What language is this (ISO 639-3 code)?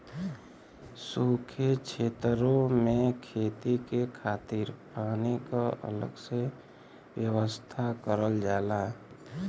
bho